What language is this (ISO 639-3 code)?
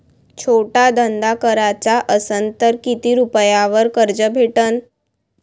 mar